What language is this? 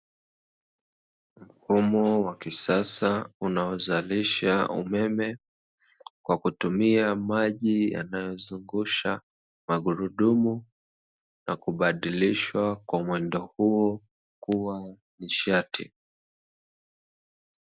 Swahili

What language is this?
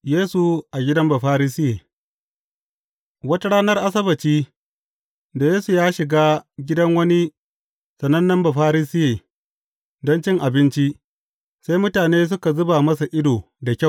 Hausa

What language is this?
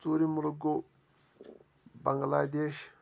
Kashmiri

